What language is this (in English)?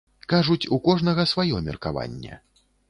Belarusian